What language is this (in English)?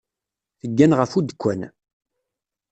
Kabyle